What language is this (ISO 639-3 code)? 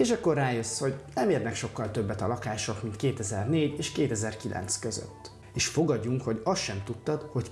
hun